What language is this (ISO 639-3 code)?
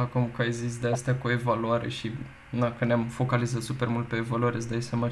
ron